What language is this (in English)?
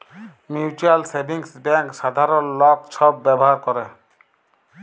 Bangla